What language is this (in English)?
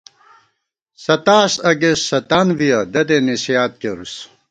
Gawar-Bati